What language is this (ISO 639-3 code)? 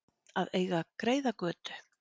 isl